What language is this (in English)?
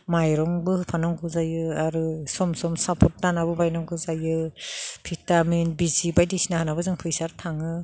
Bodo